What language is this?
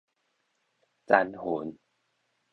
Min Nan Chinese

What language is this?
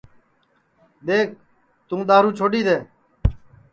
Sansi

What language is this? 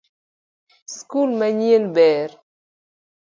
Luo (Kenya and Tanzania)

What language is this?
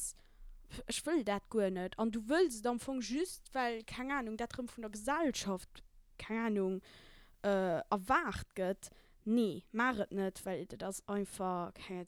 German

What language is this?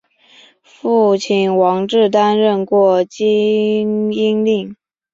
Chinese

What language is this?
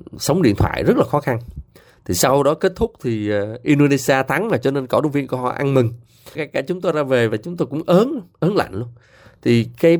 Vietnamese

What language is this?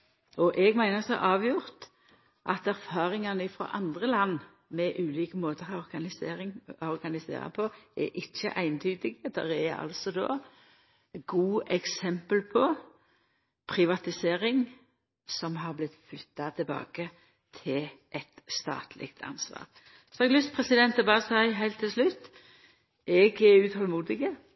Norwegian Nynorsk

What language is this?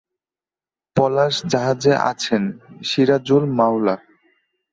Bangla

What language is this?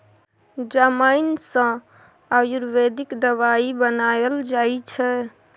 Maithili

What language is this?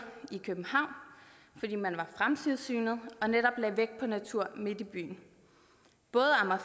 Danish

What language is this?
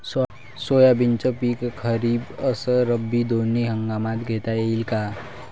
Marathi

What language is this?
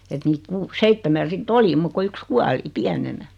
Finnish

